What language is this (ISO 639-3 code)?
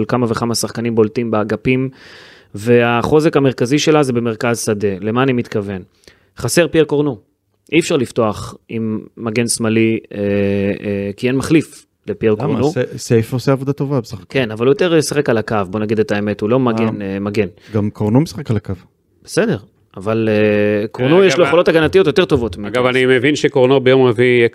heb